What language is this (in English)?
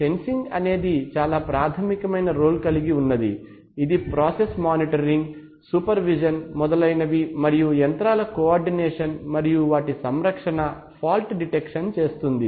Telugu